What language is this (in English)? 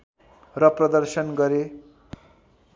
Nepali